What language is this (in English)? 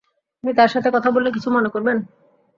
Bangla